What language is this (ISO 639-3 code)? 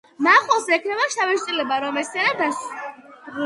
kat